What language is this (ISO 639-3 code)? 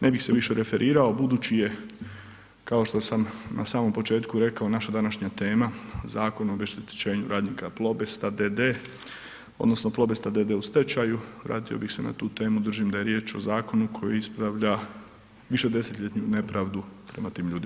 hrv